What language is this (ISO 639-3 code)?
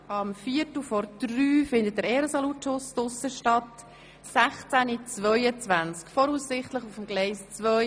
gsw